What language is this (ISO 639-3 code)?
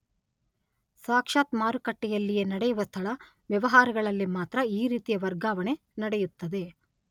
kan